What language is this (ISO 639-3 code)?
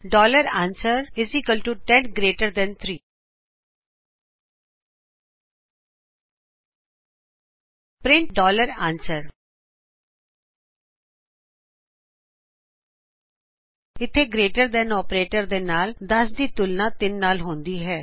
pan